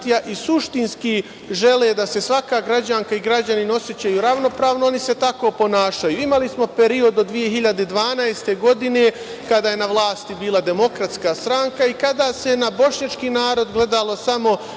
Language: Serbian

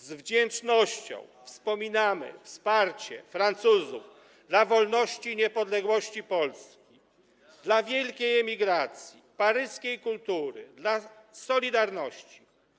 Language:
Polish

